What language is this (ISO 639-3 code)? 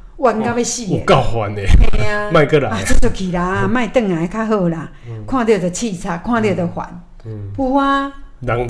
zho